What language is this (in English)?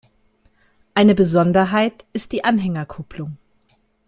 German